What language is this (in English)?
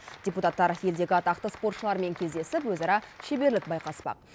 Kazakh